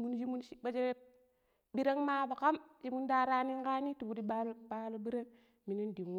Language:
Pero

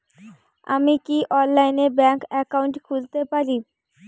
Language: Bangla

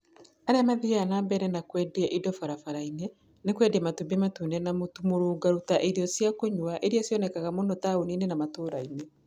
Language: Kikuyu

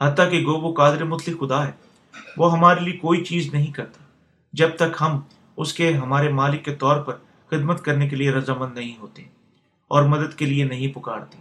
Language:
Urdu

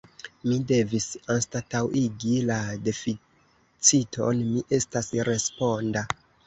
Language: Esperanto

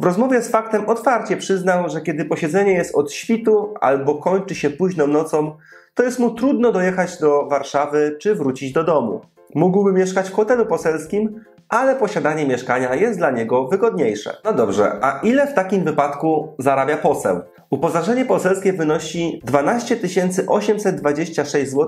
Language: Polish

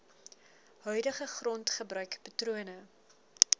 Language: Afrikaans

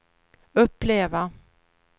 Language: Swedish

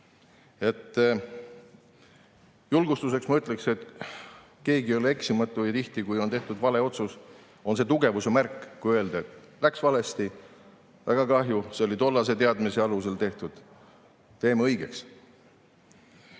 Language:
Estonian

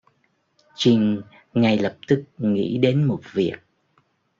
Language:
Vietnamese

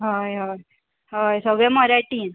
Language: Konkani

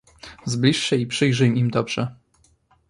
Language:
Polish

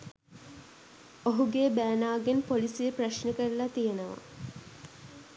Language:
Sinhala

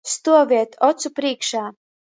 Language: Latgalian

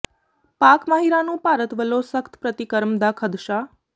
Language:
Punjabi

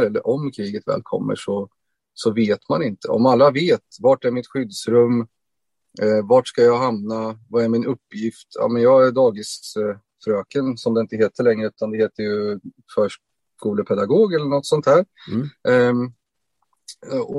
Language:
Swedish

